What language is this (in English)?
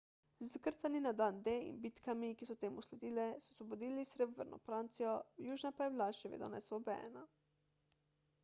Slovenian